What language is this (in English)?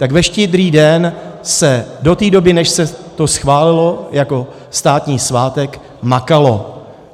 Czech